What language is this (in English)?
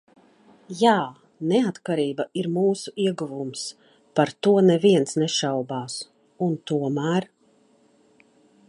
Latvian